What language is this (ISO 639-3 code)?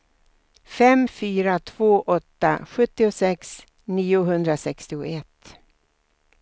swe